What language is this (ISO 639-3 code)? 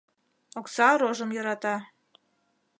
chm